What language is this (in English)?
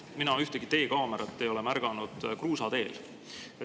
Estonian